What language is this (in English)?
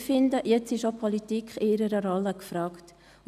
Swiss German